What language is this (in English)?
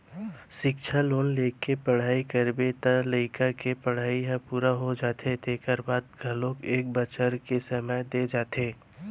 Chhattisgarhi